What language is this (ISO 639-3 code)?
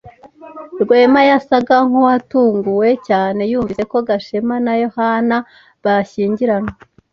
kin